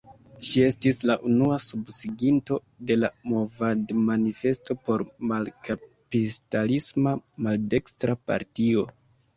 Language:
Esperanto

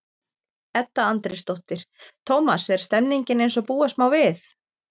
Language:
Icelandic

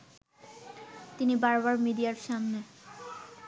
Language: Bangla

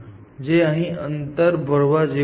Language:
Gujarati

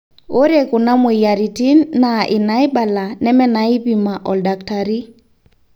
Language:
Masai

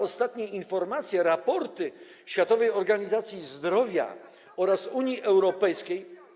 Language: Polish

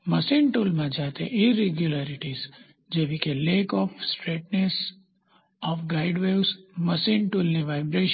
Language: Gujarati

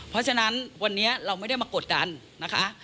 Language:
Thai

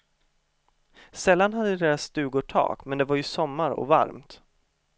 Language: Swedish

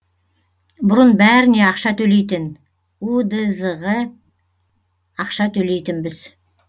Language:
Kazakh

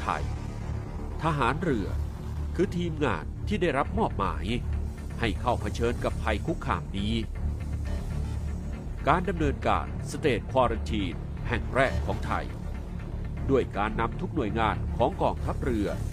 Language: Thai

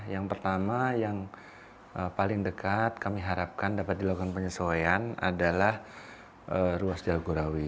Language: Indonesian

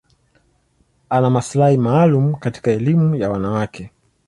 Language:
Swahili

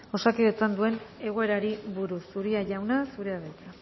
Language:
Basque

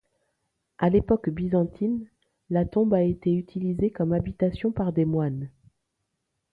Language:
French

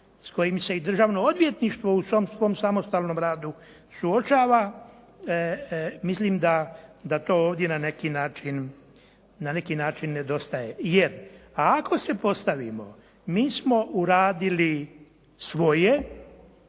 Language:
Croatian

